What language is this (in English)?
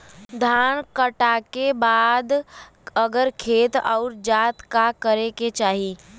Bhojpuri